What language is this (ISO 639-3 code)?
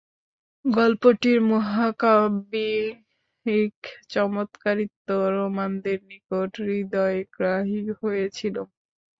ben